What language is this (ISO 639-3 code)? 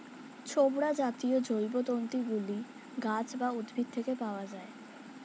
ben